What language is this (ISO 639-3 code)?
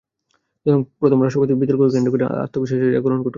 ben